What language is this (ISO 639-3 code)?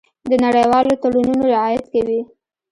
pus